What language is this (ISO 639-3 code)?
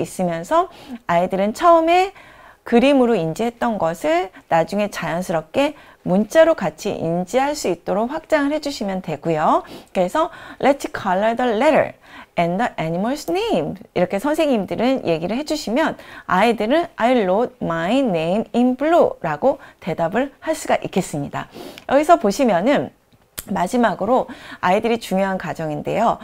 kor